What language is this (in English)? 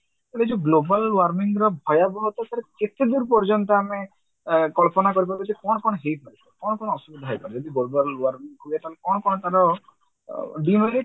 Odia